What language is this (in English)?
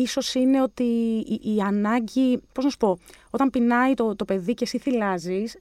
Greek